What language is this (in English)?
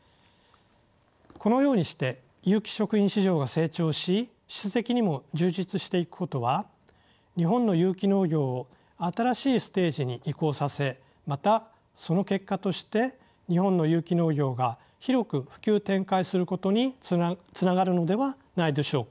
Japanese